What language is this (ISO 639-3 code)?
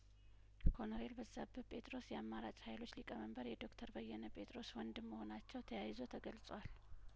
amh